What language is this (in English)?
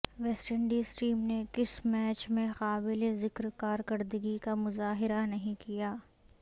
Urdu